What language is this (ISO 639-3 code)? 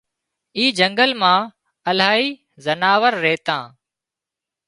kxp